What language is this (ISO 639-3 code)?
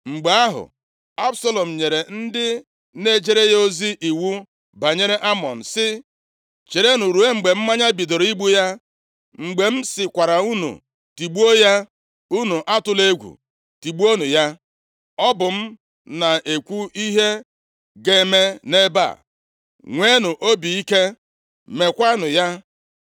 ibo